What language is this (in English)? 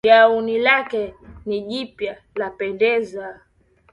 Swahili